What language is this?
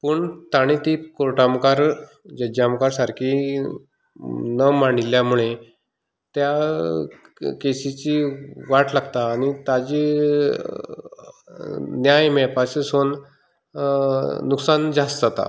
Konkani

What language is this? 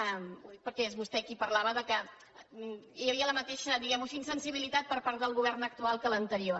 Catalan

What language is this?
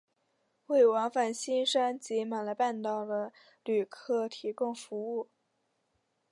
Chinese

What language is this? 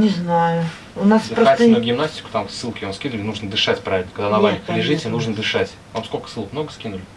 Russian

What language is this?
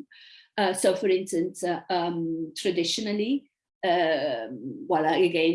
English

